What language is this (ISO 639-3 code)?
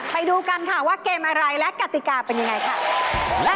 tha